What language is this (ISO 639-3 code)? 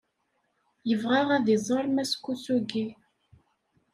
kab